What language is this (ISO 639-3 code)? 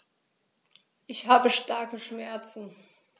deu